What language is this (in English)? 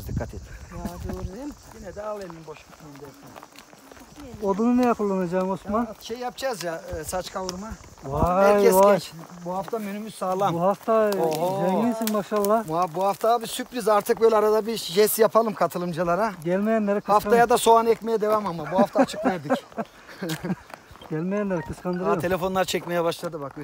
Turkish